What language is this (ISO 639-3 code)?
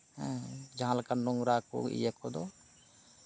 sat